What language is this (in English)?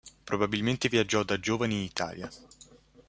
Italian